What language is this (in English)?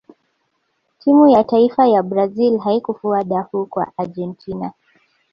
Swahili